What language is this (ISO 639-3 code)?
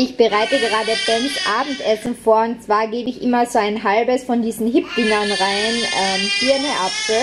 deu